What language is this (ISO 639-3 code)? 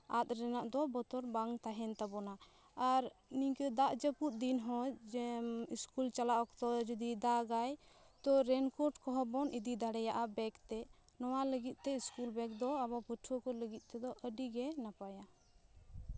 sat